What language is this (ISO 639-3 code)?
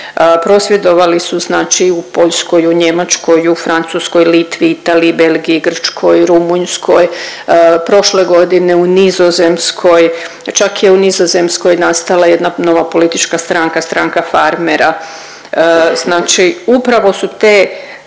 hrv